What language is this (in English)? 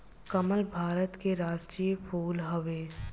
Bhojpuri